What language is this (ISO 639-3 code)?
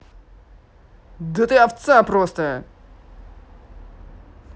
rus